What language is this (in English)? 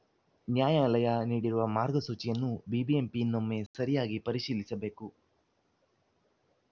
Kannada